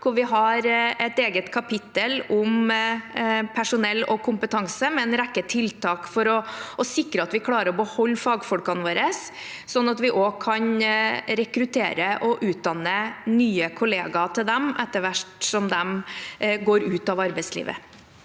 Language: Norwegian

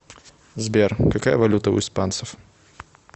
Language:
Russian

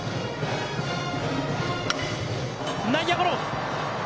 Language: Japanese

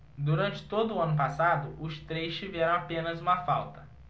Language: Portuguese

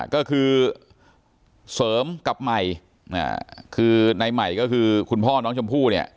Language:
Thai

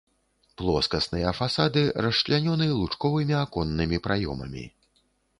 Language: Belarusian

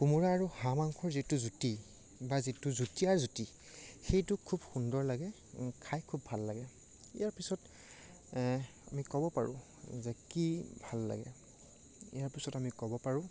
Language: Assamese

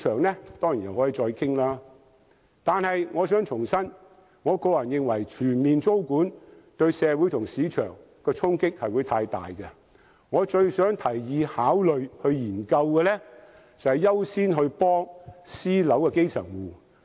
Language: Cantonese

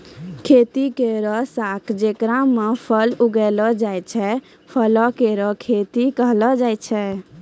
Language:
Maithili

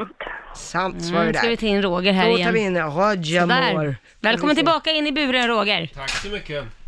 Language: Swedish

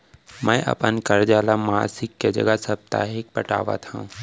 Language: Chhattisgarhi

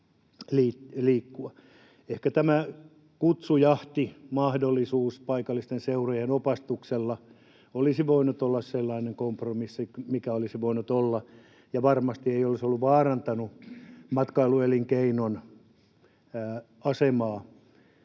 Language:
Finnish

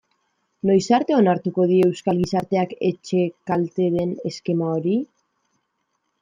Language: Basque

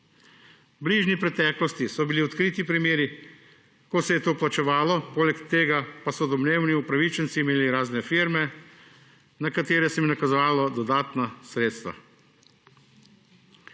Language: Slovenian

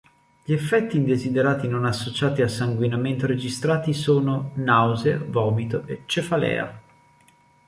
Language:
Italian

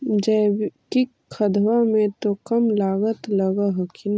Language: Magahi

